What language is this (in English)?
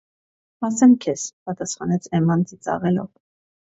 Armenian